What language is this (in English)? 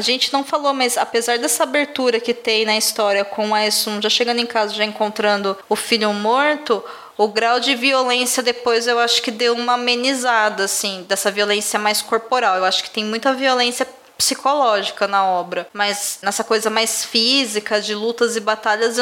Portuguese